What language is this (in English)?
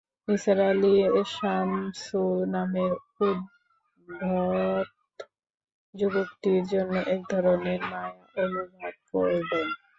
Bangla